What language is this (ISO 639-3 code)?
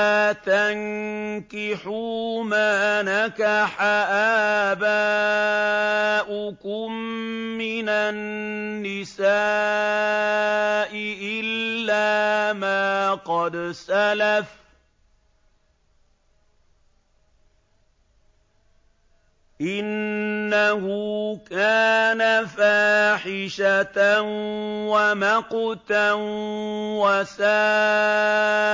ara